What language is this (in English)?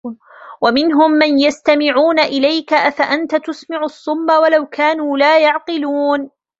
Arabic